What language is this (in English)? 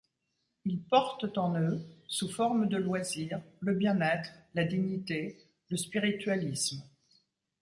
French